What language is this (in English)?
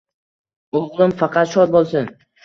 Uzbek